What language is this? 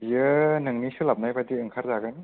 Bodo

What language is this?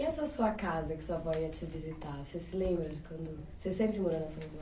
Portuguese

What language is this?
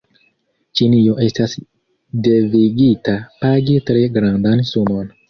Esperanto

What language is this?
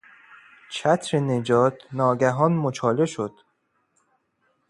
Persian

